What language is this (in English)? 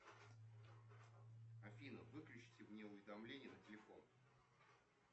Russian